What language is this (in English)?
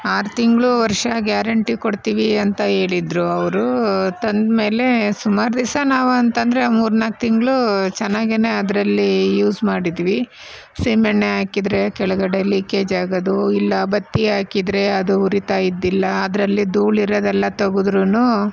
Kannada